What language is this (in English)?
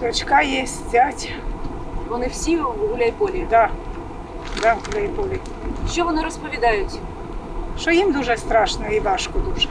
Ukrainian